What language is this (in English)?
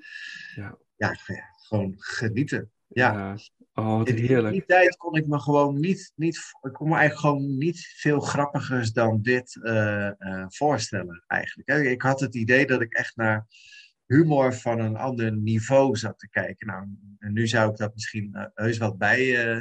Dutch